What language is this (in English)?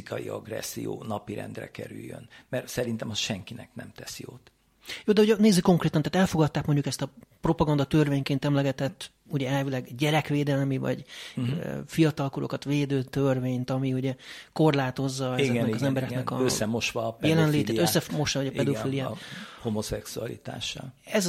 Hungarian